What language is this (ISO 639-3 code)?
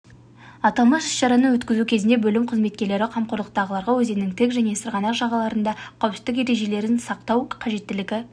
kaz